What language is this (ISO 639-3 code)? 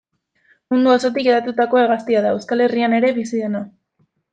eus